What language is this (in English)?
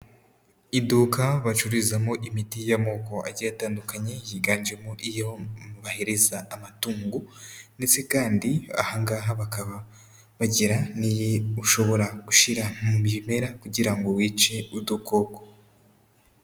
Kinyarwanda